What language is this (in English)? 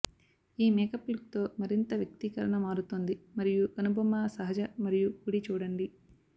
Telugu